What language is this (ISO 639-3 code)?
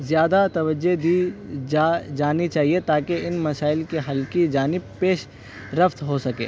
urd